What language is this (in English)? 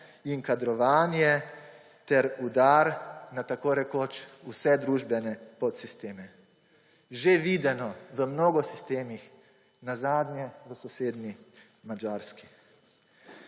Slovenian